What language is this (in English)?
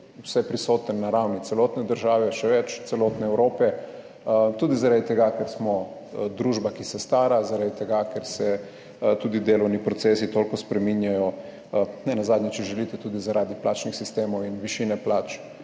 Slovenian